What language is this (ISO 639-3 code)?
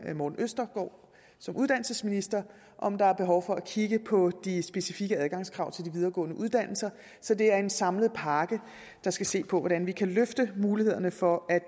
dan